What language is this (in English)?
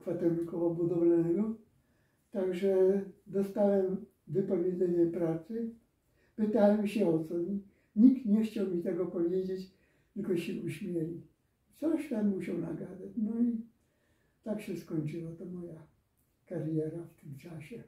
Polish